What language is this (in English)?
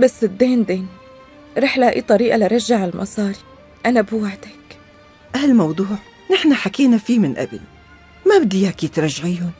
Arabic